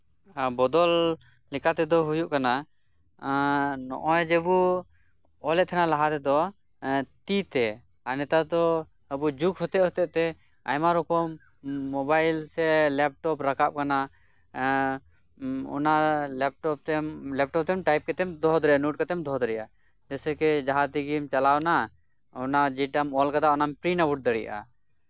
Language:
Santali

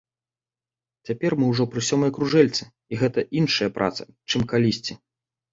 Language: Belarusian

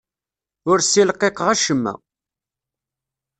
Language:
Kabyle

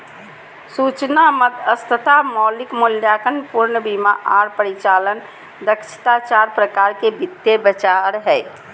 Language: Magahi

